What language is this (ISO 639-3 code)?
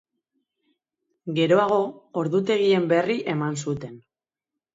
eus